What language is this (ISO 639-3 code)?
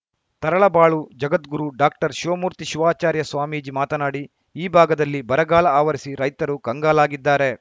kan